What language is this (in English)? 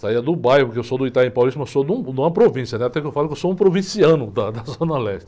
Portuguese